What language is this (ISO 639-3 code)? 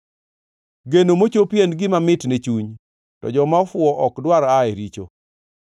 luo